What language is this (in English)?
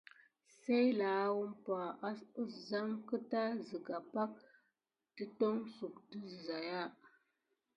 Gidar